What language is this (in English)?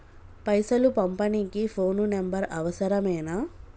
Telugu